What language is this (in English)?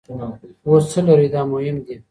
Pashto